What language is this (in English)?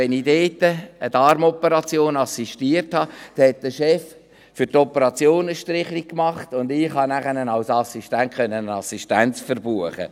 Swiss German